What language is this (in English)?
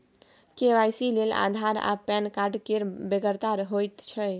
Maithili